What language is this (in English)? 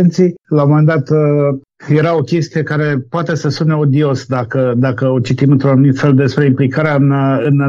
Romanian